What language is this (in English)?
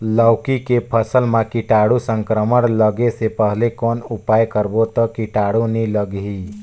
Chhattisgarhi